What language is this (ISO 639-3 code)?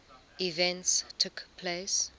eng